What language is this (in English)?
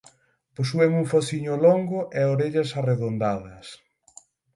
Galician